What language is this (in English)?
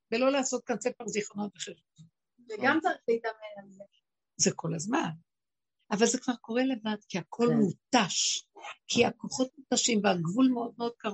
Hebrew